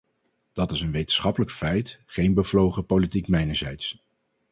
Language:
Dutch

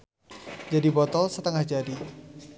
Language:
Sundanese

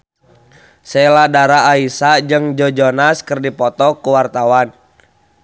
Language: Sundanese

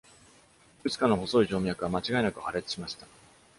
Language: Japanese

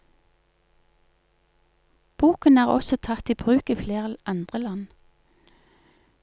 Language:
Norwegian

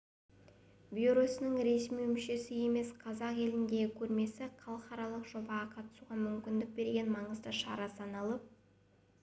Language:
Kazakh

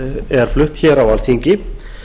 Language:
Icelandic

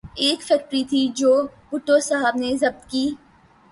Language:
Urdu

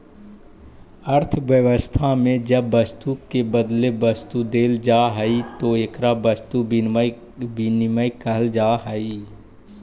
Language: Magahi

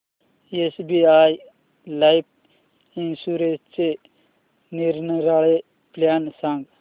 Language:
Marathi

